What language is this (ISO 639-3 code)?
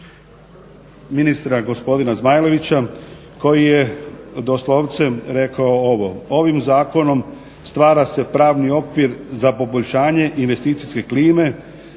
hrv